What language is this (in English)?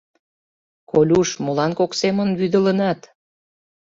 Mari